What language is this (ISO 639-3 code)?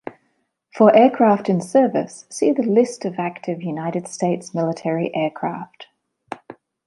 eng